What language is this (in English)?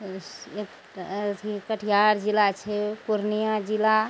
Maithili